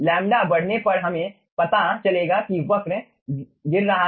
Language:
Hindi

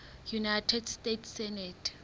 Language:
Southern Sotho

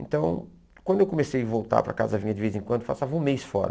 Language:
Portuguese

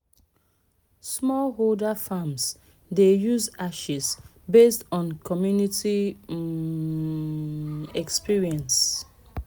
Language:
Nigerian Pidgin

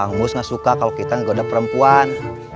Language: Indonesian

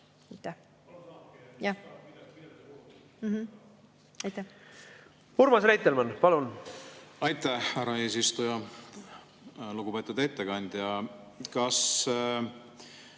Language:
Estonian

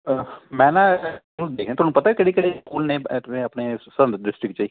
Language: Punjabi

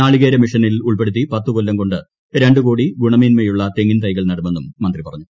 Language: Malayalam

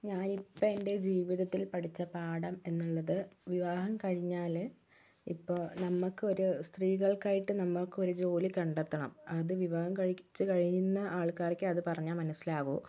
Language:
Malayalam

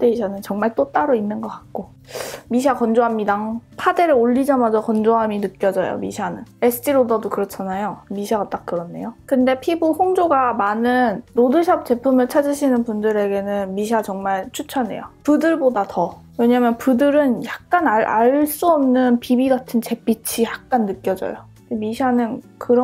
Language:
Korean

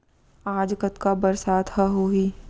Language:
Chhattisgarhi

